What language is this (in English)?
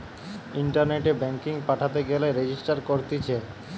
Bangla